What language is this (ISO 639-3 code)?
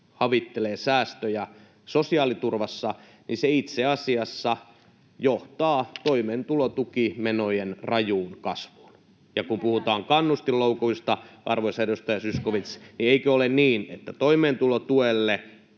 fin